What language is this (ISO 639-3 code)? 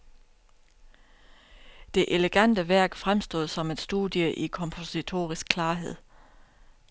dan